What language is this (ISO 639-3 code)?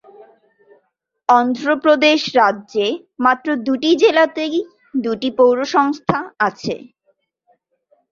ben